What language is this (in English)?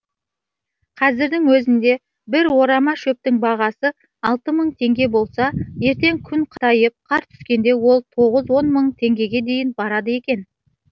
Kazakh